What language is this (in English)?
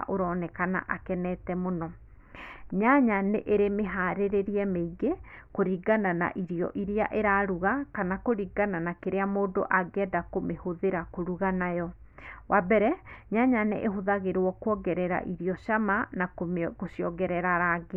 Kikuyu